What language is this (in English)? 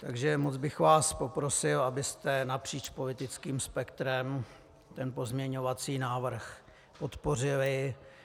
Czech